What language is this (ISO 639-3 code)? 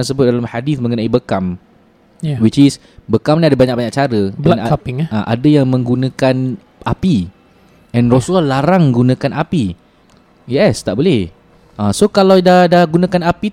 msa